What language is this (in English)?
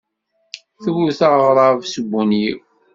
Kabyle